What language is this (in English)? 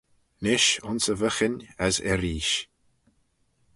Manx